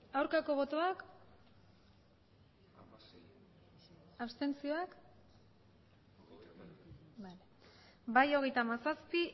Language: Basque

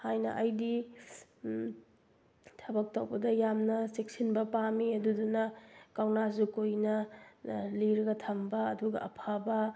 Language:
Manipuri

